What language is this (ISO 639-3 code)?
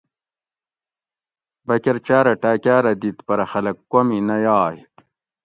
gwc